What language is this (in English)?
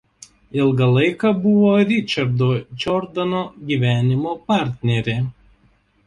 Lithuanian